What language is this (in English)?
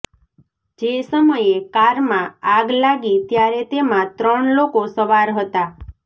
Gujarati